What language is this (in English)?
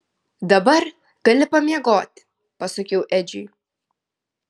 Lithuanian